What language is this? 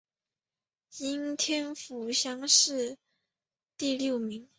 Chinese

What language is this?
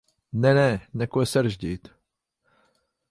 Latvian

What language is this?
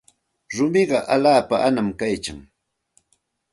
Santa Ana de Tusi Pasco Quechua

